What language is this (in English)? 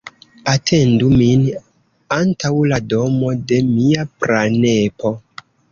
Esperanto